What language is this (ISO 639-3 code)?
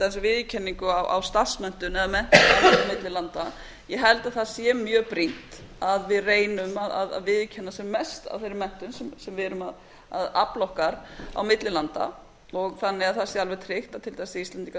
isl